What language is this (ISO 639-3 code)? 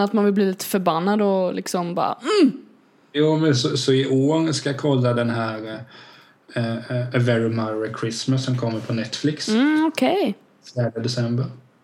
swe